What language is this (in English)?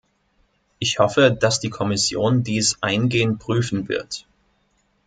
German